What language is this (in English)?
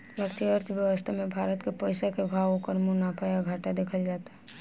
Bhojpuri